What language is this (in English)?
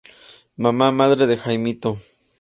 Spanish